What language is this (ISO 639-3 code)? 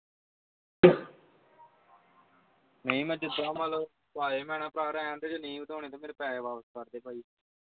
pan